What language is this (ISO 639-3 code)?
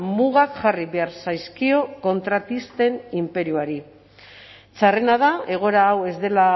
eus